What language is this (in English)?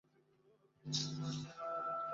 Bangla